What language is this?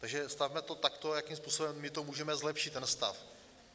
Czech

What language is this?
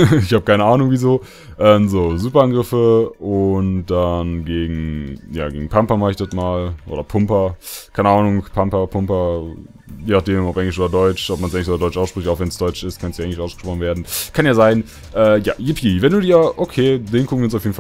German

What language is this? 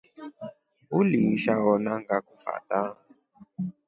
Rombo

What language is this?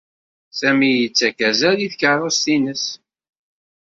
Kabyle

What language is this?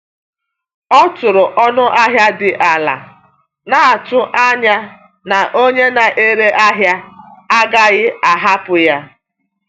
Igbo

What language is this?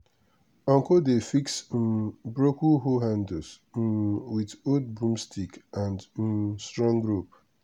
Nigerian Pidgin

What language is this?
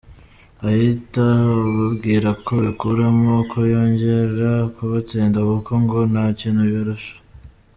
Kinyarwanda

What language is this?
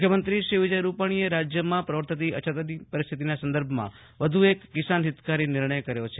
Gujarati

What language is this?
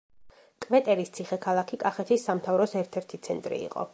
Georgian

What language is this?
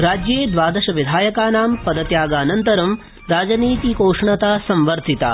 Sanskrit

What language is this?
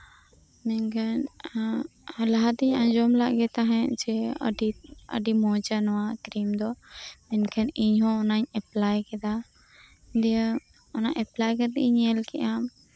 Santali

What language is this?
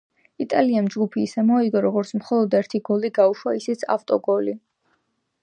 Georgian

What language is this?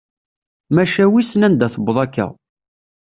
Kabyle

